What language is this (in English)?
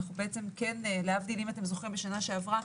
Hebrew